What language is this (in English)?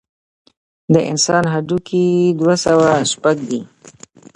Pashto